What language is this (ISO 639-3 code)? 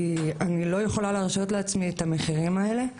heb